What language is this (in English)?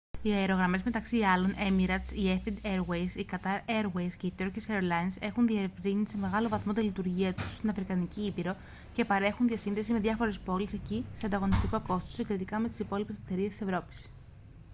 Greek